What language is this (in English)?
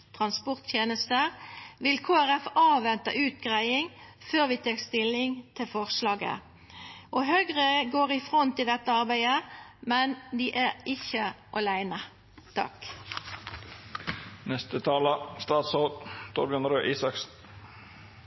Norwegian Nynorsk